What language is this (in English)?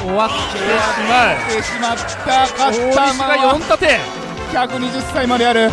Japanese